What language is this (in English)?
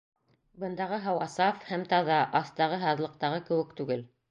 Bashkir